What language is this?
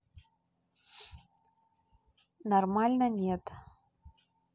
Russian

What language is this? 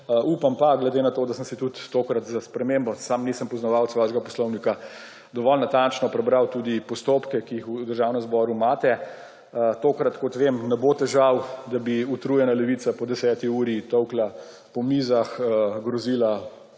Slovenian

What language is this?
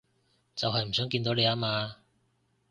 Cantonese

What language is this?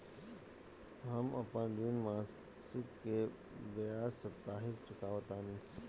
Bhojpuri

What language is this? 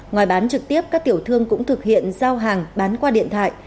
Vietnamese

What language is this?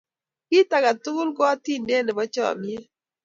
Kalenjin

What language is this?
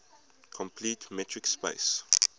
English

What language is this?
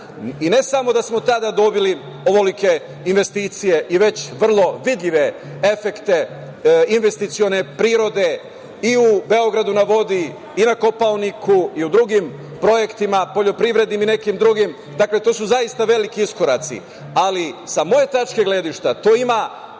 Serbian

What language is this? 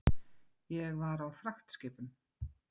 Icelandic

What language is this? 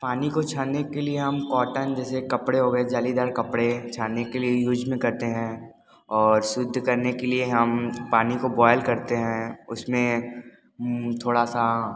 Hindi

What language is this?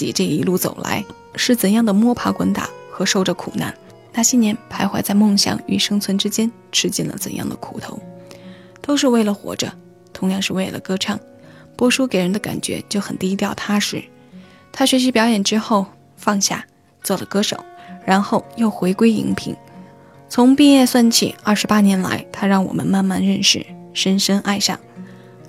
Chinese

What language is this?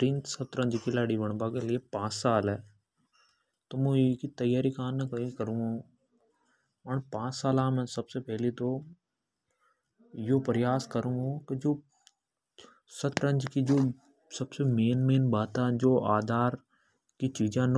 Hadothi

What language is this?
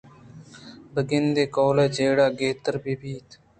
Eastern Balochi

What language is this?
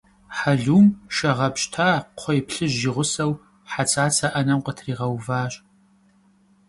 Kabardian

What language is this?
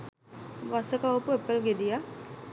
Sinhala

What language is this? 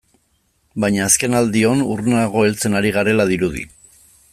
Basque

